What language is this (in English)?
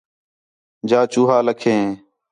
Khetrani